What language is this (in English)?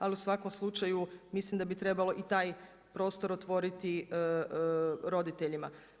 Croatian